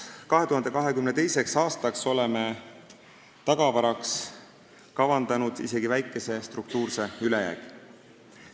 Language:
Estonian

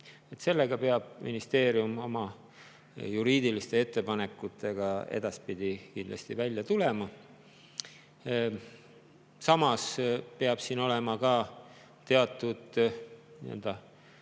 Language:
Estonian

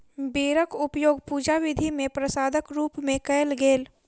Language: Maithili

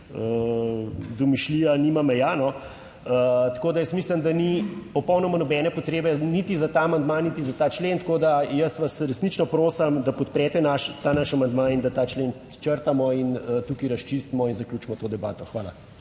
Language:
Slovenian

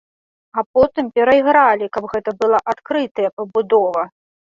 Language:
Belarusian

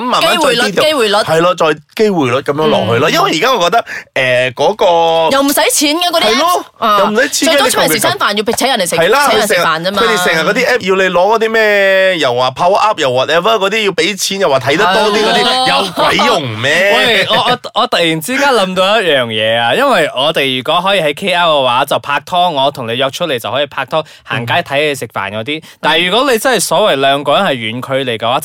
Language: Chinese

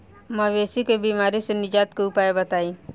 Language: Bhojpuri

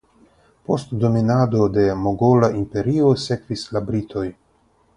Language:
Esperanto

